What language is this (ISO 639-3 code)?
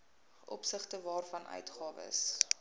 afr